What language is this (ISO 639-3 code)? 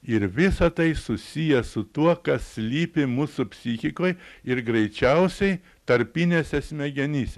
lit